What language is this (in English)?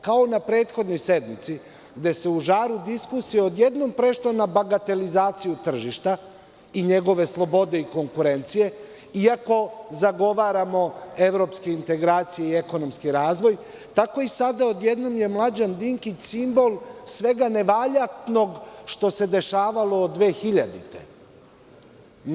Serbian